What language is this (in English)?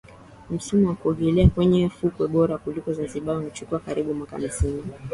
Swahili